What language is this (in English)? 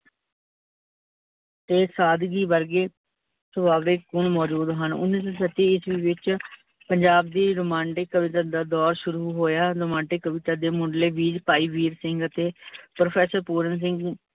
Punjabi